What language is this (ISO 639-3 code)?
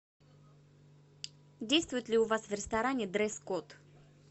rus